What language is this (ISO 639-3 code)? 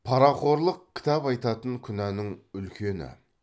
kaz